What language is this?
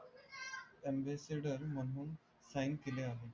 Marathi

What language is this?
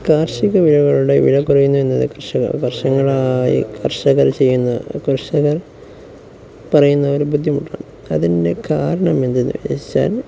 Malayalam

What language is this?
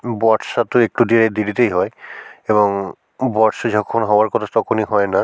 Bangla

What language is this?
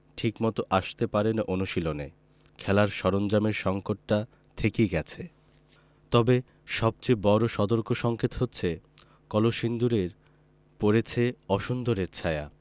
Bangla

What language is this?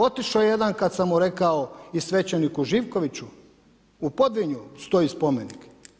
Croatian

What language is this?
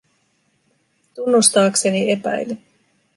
Finnish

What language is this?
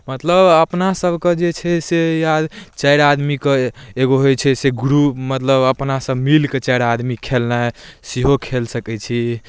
Maithili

